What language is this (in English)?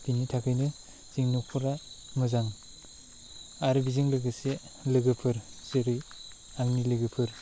Bodo